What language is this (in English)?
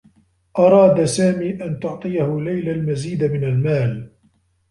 Arabic